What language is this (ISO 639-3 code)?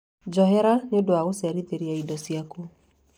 kik